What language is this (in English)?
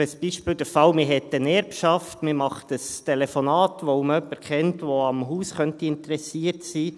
Swiss German